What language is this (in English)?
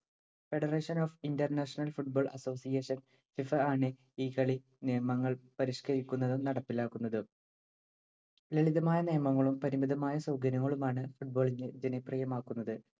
Malayalam